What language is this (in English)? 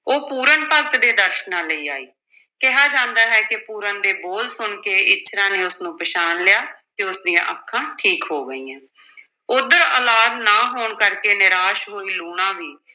Punjabi